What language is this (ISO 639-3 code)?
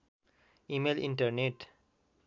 nep